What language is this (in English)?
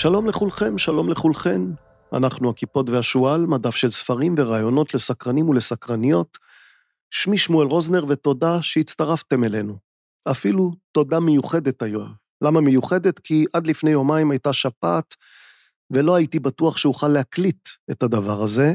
Hebrew